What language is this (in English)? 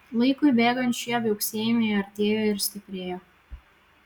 Lithuanian